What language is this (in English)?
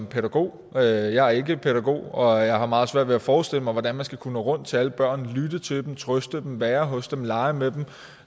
Danish